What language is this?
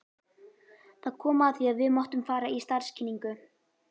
Icelandic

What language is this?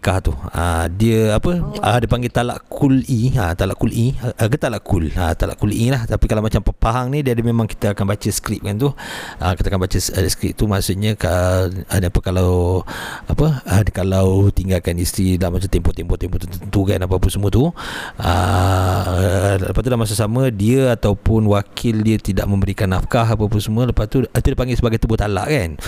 Malay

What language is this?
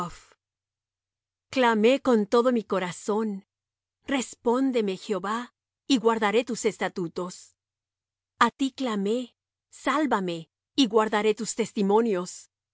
Spanish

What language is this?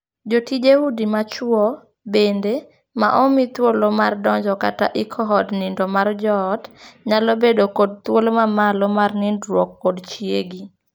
Luo (Kenya and Tanzania)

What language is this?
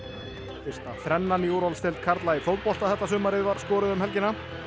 Icelandic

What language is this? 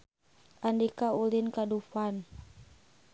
Sundanese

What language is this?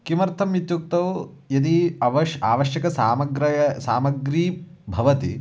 Sanskrit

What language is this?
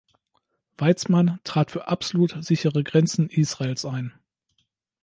German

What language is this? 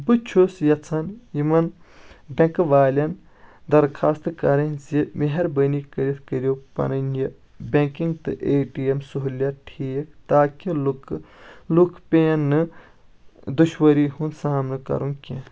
Kashmiri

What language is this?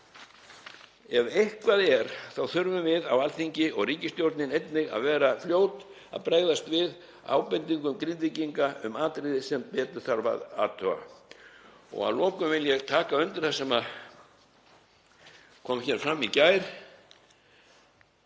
Icelandic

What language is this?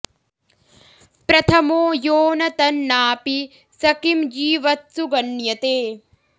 Sanskrit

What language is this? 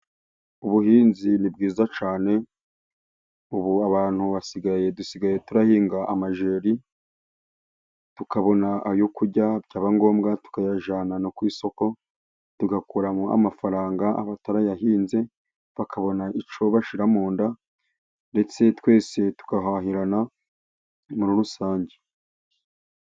Kinyarwanda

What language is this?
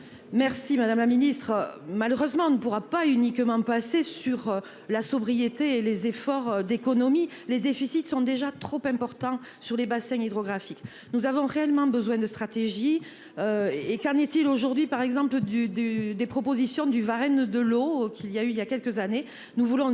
French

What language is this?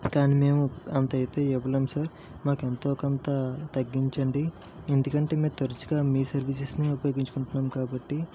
Telugu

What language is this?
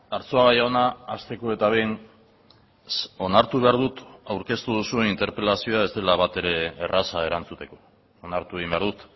Basque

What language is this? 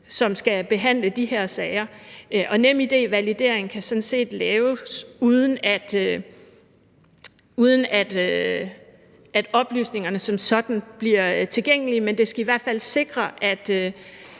Danish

